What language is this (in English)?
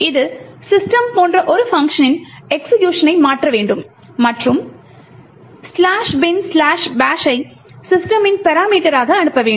Tamil